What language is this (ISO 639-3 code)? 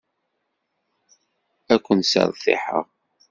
kab